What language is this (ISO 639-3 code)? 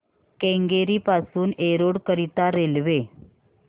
mar